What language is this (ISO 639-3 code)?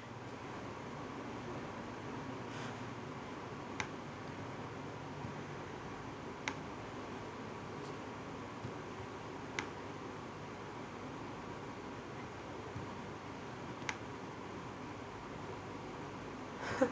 eng